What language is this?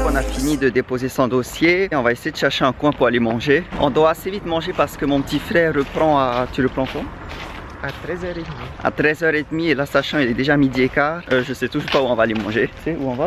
French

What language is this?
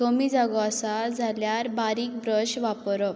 Konkani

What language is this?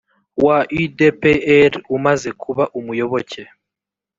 Kinyarwanda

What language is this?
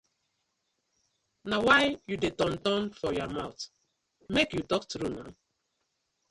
Nigerian Pidgin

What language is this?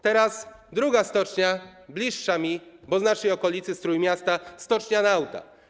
Polish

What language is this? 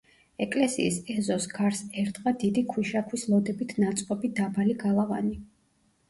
Georgian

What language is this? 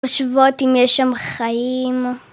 Hebrew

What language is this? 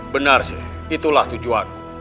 Indonesian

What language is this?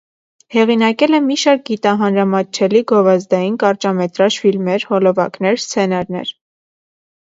Armenian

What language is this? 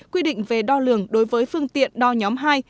Vietnamese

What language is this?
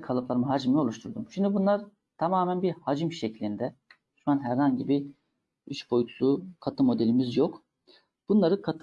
Turkish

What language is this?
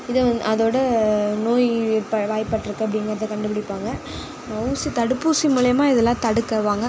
Tamil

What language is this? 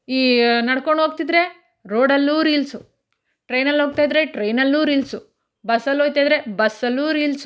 Kannada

